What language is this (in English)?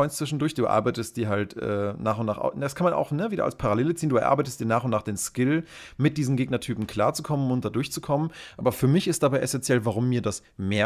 German